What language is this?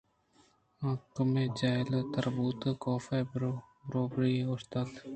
Eastern Balochi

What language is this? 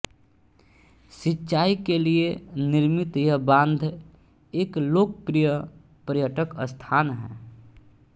Hindi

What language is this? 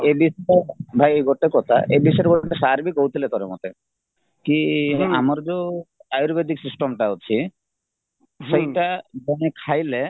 Odia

